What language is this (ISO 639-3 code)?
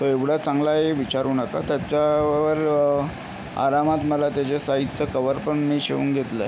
mar